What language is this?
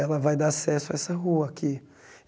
Portuguese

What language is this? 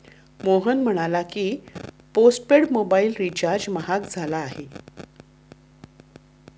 Marathi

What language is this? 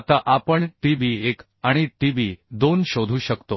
Marathi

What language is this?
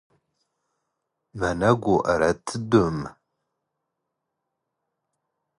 Standard Moroccan Tamazight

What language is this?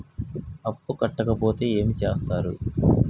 Telugu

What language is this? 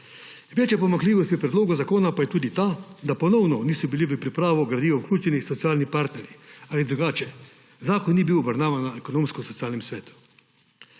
Slovenian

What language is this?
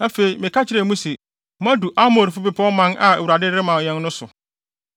Akan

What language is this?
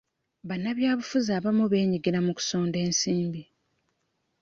Ganda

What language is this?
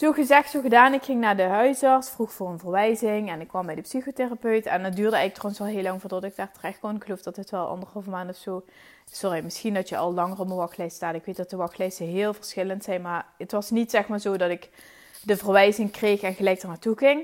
Dutch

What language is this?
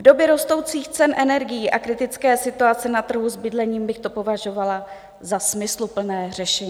Czech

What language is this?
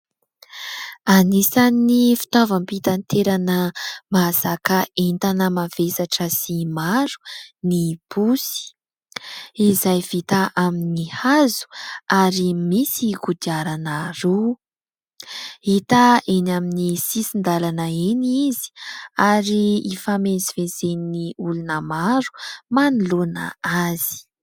Malagasy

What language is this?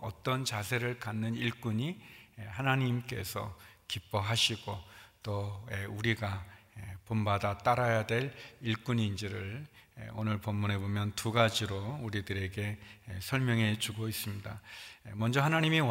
Korean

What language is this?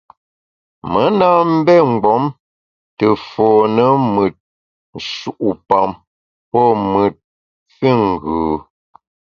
Bamun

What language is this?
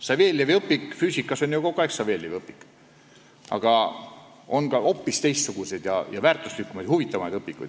Estonian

